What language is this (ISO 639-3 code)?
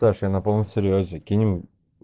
rus